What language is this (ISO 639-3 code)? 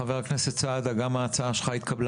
heb